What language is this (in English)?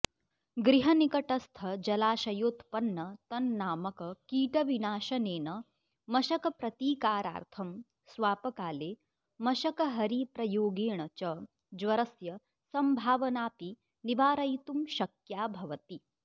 Sanskrit